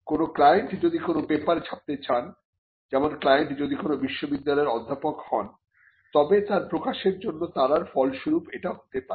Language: Bangla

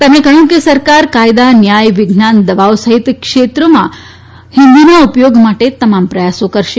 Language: Gujarati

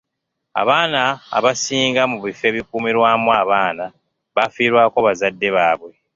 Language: Ganda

